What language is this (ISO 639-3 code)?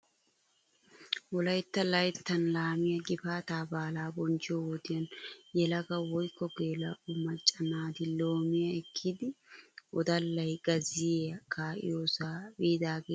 wal